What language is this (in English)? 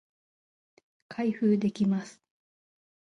Japanese